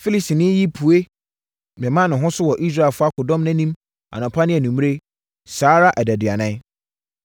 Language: Akan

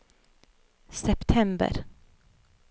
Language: Norwegian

